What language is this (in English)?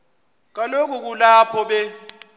Xhosa